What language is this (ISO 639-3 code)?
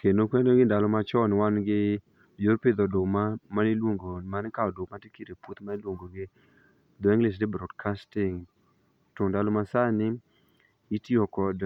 luo